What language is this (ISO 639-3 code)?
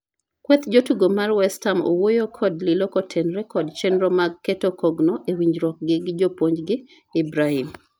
luo